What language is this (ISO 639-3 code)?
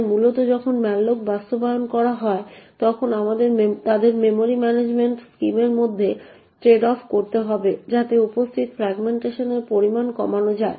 ben